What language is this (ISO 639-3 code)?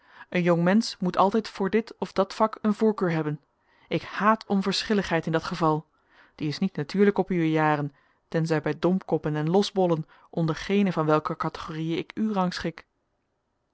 nld